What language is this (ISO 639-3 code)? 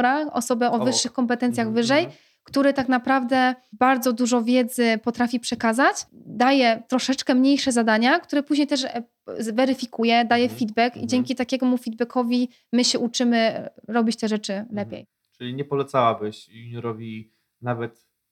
pol